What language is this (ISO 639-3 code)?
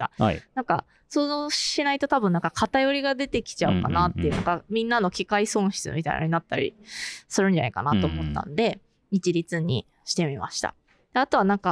jpn